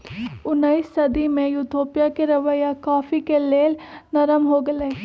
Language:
Magahi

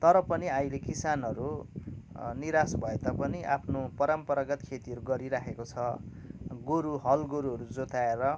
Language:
Nepali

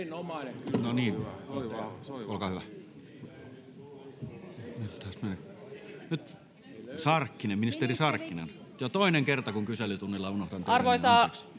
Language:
Finnish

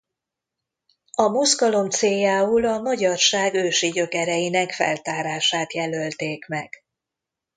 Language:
Hungarian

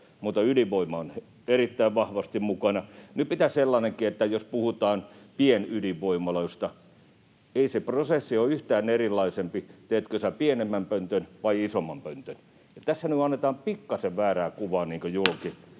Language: Finnish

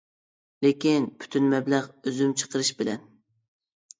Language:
Uyghur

